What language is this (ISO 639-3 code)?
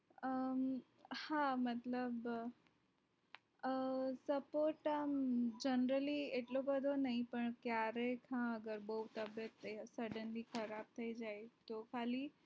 guj